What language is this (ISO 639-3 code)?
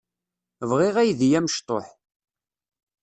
kab